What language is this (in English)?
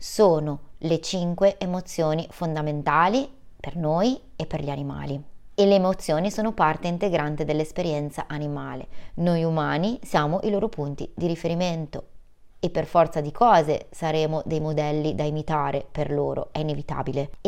Italian